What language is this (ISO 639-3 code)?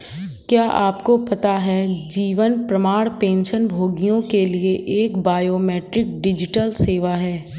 hin